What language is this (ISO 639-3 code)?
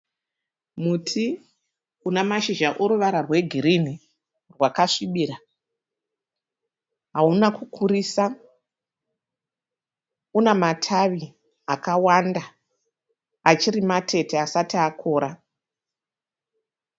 sna